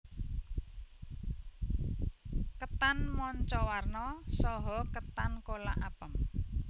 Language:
Javanese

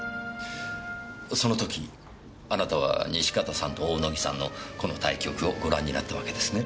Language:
Japanese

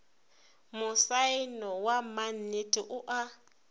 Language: Northern Sotho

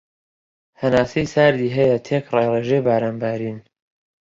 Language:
Central Kurdish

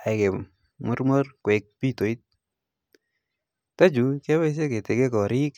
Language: Kalenjin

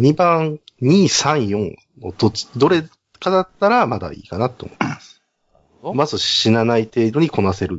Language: Japanese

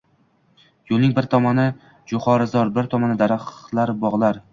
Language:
Uzbek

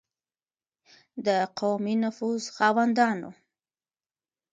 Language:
Pashto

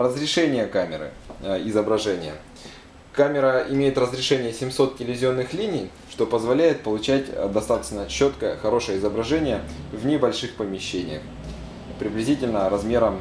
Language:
Russian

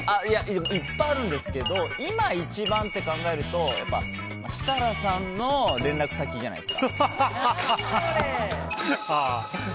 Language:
Japanese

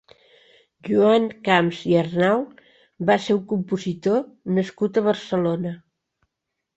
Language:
Catalan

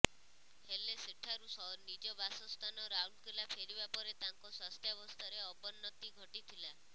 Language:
Odia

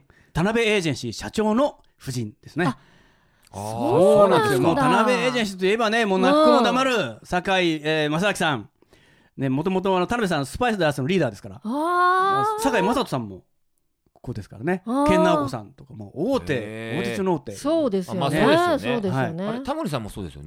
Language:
Japanese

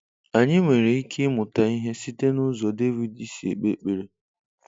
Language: Igbo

